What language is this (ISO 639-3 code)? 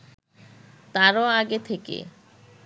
ben